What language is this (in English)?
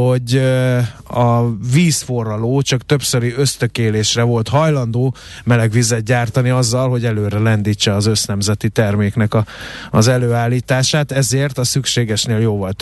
Hungarian